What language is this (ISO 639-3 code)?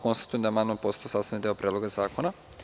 srp